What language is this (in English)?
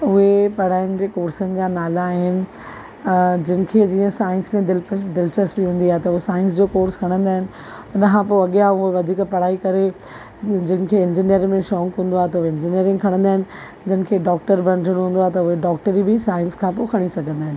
Sindhi